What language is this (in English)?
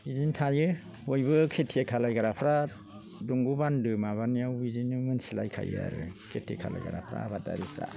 Bodo